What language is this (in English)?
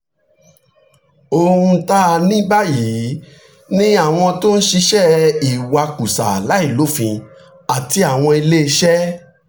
Yoruba